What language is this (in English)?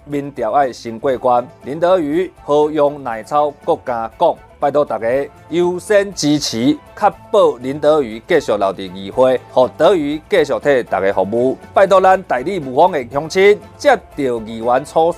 Chinese